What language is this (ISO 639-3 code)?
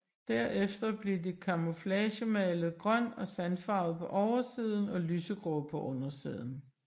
dan